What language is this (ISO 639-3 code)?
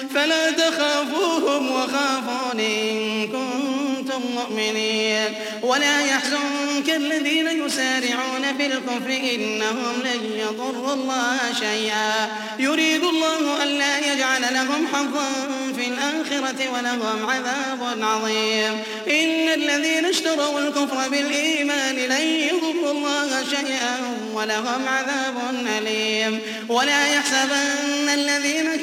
ara